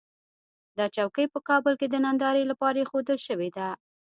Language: Pashto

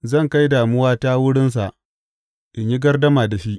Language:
Hausa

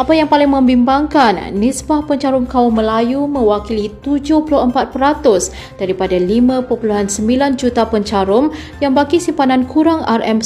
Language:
Malay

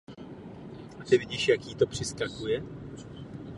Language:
Czech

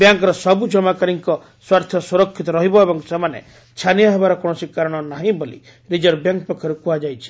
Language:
Odia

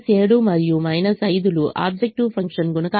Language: Telugu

